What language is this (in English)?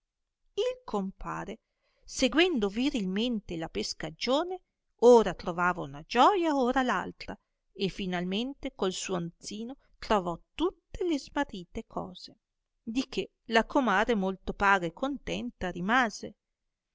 Italian